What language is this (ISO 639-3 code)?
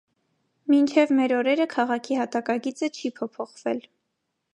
hye